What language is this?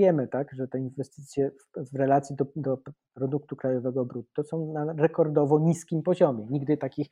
Polish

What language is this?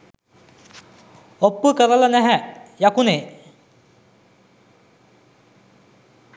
Sinhala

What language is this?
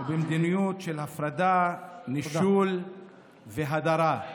Hebrew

